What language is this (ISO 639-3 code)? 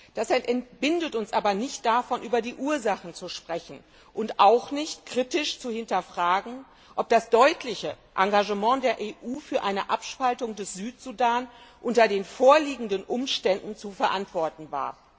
deu